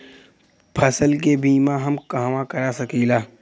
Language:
Bhojpuri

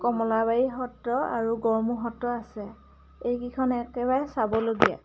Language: Assamese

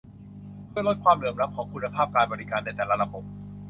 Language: Thai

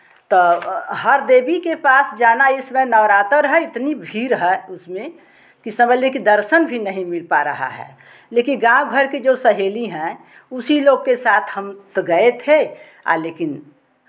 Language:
Hindi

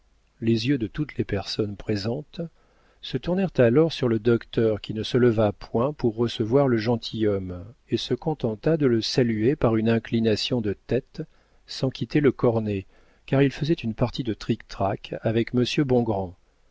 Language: French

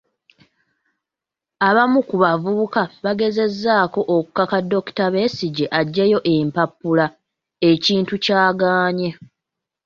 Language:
Ganda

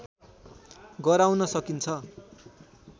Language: Nepali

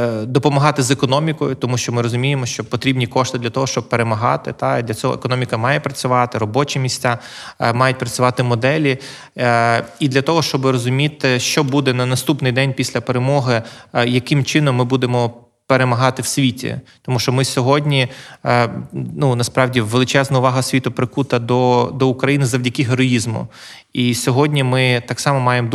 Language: Ukrainian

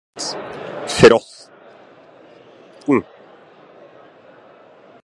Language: Norwegian Bokmål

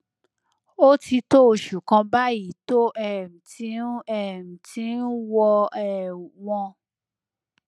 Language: Yoruba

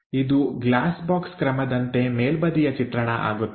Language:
Kannada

